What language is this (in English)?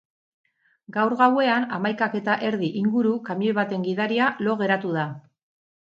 Basque